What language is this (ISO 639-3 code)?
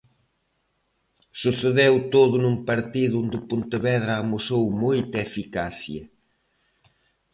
glg